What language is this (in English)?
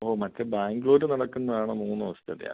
Malayalam